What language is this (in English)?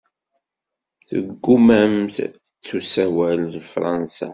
Kabyle